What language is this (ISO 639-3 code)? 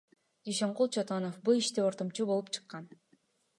kir